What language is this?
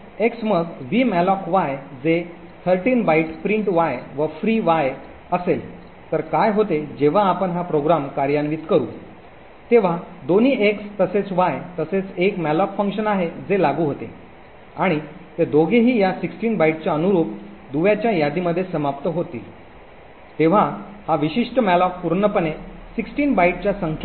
Marathi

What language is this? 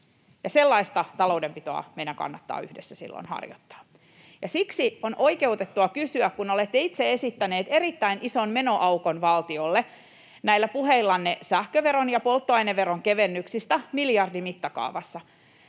Finnish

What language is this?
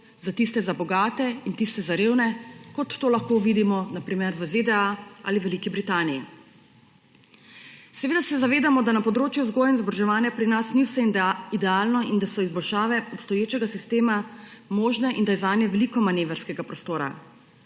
Slovenian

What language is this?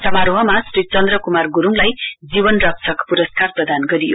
Nepali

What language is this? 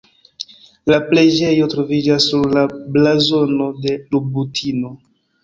Esperanto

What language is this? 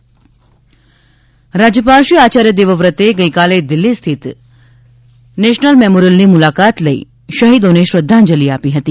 Gujarati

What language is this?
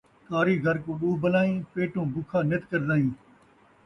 Saraiki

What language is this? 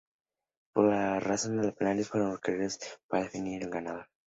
Spanish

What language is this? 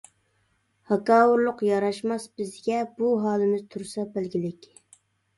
Uyghur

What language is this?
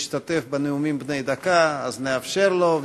Hebrew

